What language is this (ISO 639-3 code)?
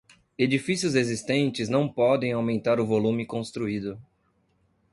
por